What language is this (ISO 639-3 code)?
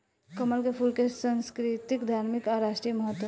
bho